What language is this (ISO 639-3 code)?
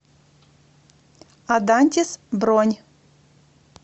rus